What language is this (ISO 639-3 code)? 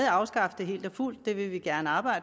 dan